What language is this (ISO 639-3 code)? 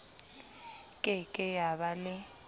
sot